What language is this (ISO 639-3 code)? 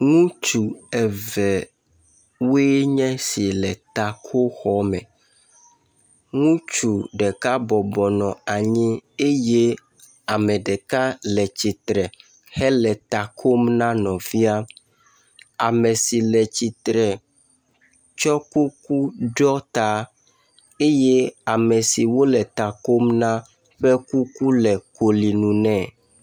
ewe